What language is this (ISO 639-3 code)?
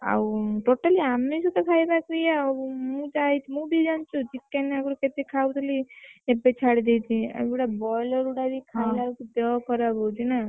ori